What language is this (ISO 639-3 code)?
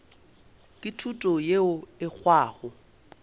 nso